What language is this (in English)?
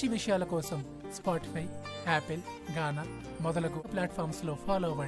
Telugu